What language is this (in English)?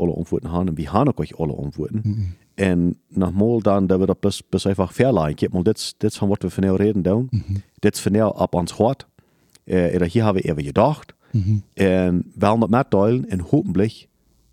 German